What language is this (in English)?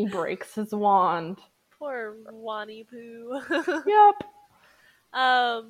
English